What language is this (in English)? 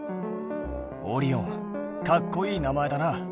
Japanese